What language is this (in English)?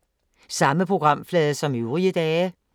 Danish